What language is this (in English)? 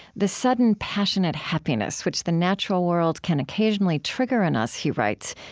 English